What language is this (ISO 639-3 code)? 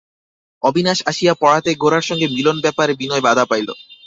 ben